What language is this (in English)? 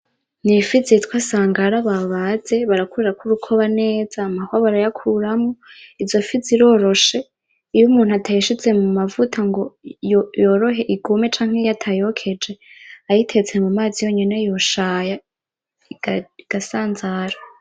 Rundi